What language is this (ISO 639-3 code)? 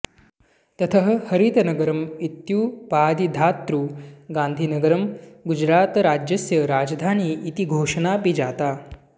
san